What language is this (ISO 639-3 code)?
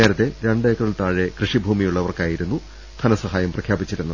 mal